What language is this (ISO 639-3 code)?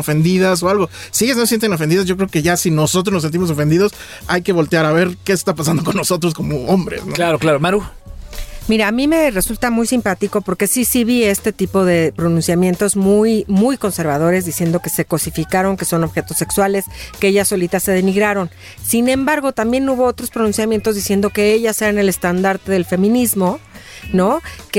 spa